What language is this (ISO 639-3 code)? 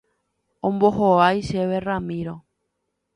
grn